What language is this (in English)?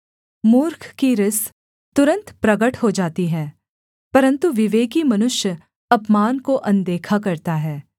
Hindi